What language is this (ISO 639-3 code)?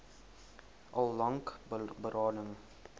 afr